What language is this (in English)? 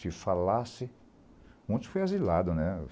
Portuguese